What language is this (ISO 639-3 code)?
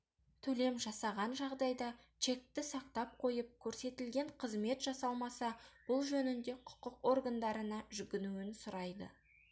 kaz